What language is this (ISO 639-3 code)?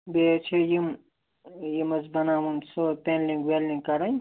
kas